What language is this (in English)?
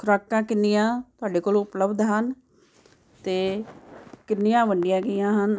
Punjabi